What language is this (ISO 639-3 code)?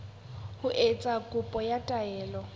sot